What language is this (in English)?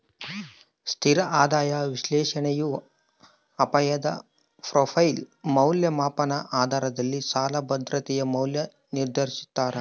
Kannada